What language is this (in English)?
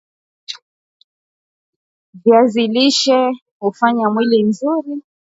Swahili